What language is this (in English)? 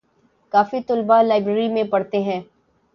Urdu